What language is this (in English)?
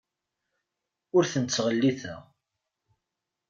Kabyle